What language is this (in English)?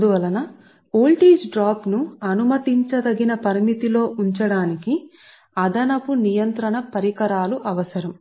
Telugu